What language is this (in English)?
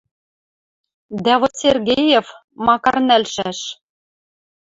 Western Mari